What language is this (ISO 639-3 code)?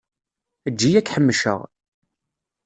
kab